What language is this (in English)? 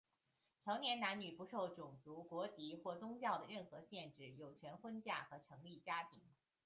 Chinese